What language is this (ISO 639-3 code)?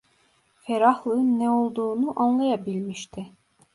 tur